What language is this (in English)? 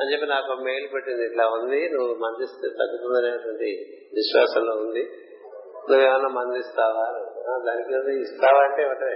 Telugu